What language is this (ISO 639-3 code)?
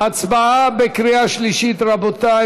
heb